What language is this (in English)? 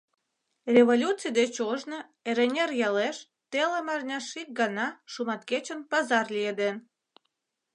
Mari